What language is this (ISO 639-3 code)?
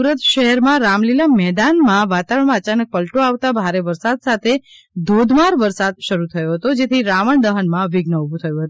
guj